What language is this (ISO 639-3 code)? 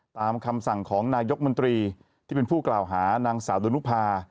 tha